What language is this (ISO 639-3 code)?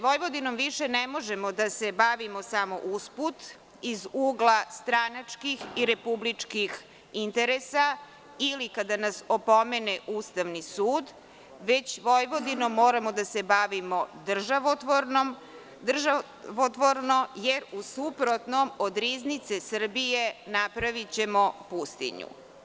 srp